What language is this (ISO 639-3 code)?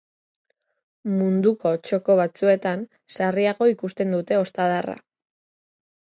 eus